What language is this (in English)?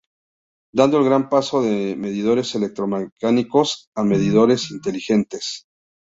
Spanish